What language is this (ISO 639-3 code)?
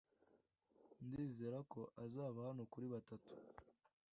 kin